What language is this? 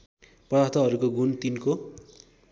Nepali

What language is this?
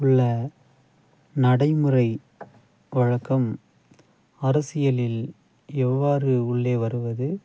Tamil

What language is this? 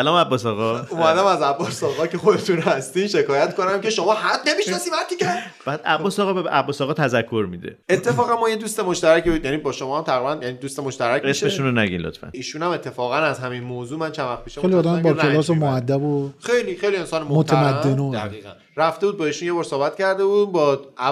Persian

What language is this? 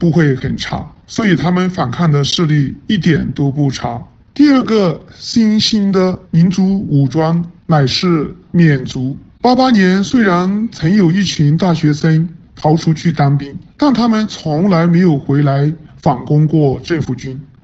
Chinese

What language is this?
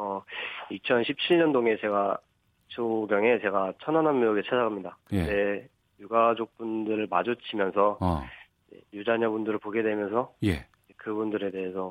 Korean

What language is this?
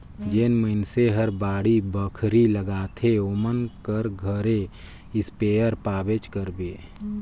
Chhattisgarhi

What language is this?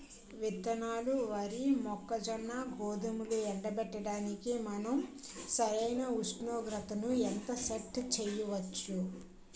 Telugu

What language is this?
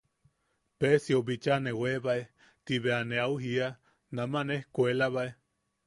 Yaqui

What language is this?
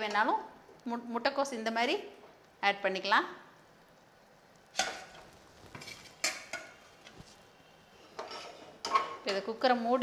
Arabic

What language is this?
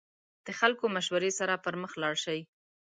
Pashto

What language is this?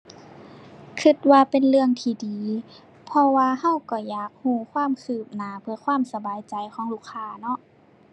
Thai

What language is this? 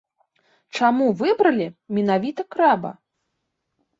Belarusian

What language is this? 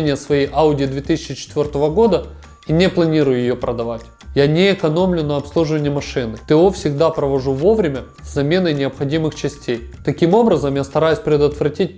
Russian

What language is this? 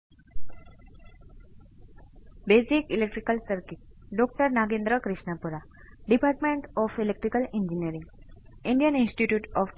Gujarati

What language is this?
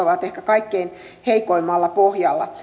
Finnish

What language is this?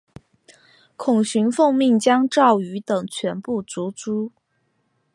Chinese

